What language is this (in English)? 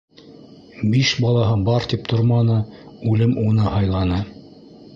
Bashkir